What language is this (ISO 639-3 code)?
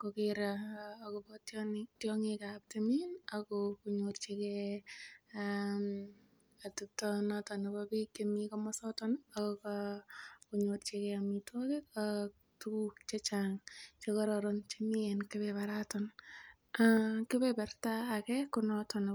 kln